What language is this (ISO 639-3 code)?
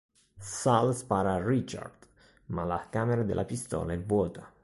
ita